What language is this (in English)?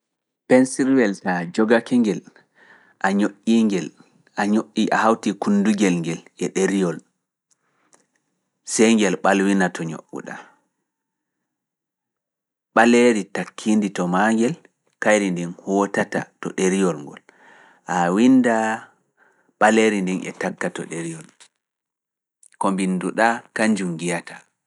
Fula